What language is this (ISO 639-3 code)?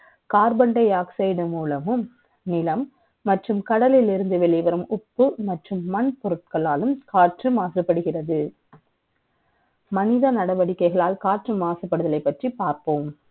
tam